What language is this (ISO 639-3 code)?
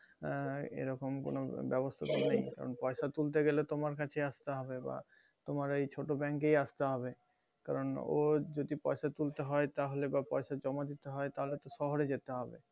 ben